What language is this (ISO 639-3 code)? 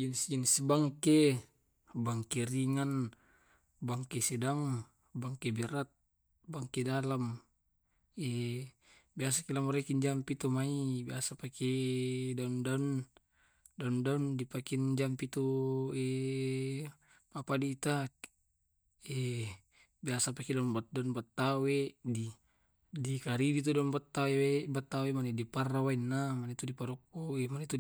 rob